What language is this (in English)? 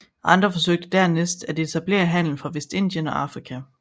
Danish